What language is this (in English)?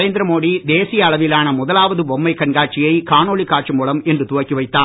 Tamil